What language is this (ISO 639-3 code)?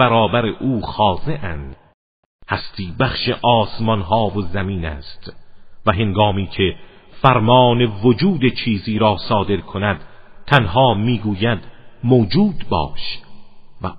fas